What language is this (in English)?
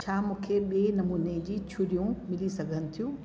Sindhi